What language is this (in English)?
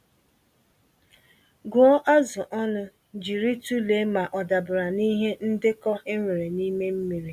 Igbo